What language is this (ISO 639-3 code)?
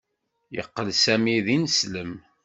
kab